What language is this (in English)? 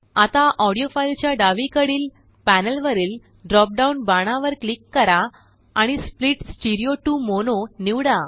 Marathi